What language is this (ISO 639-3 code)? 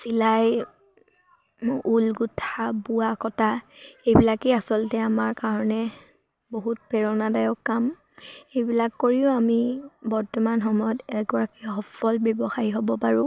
asm